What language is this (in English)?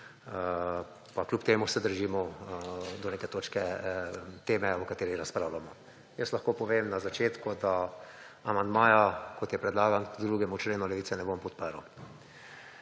Slovenian